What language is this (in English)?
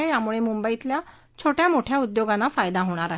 Marathi